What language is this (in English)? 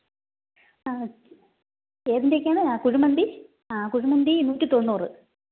Malayalam